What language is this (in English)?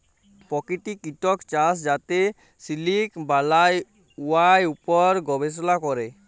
Bangla